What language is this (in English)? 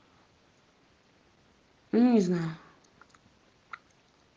Russian